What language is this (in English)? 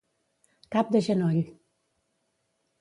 Catalan